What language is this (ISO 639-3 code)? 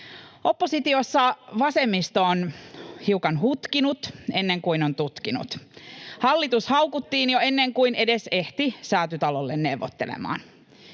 fin